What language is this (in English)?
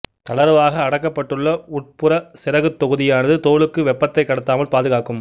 Tamil